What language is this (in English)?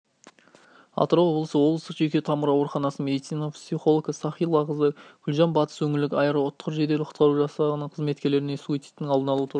Kazakh